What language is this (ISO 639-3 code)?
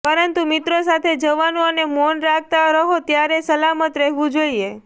guj